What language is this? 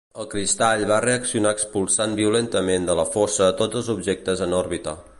Catalan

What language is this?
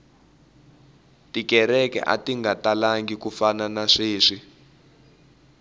Tsonga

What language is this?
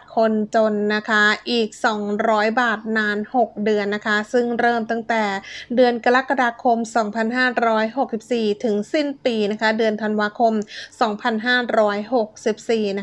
Thai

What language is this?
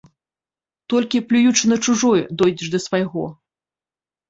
Belarusian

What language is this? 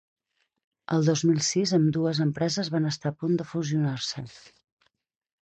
Catalan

